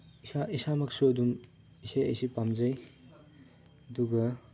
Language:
Manipuri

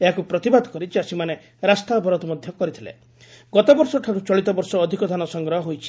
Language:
Odia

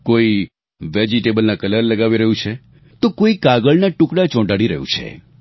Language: Gujarati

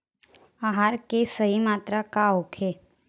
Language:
Bhojpuri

